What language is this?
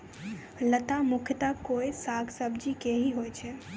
Maithili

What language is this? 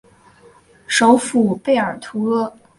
Chinese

